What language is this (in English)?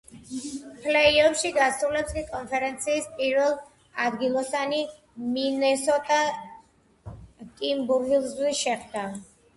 Georgian